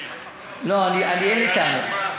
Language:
Hebrew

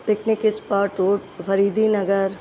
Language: Sindhi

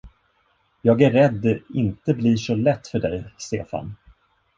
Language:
Swedish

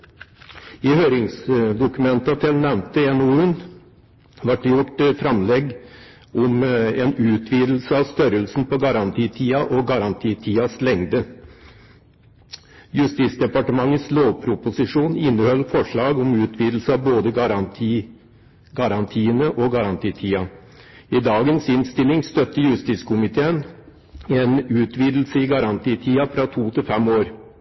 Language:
Norwegian Bokmål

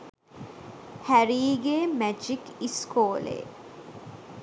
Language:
Sinhala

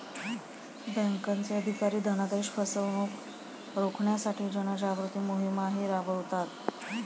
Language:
Marathi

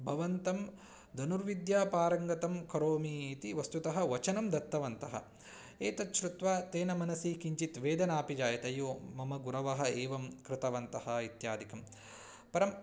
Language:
Sanskrit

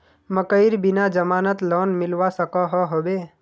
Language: Magahi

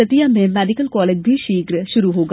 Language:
Hindi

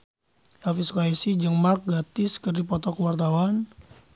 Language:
Sundanese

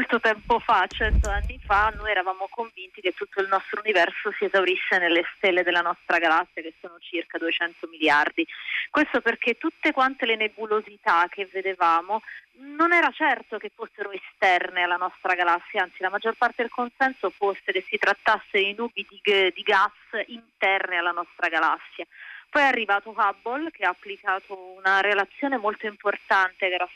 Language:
Italian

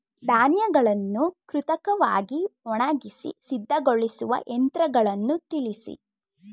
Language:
Kannada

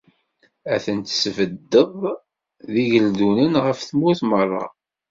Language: Kabyle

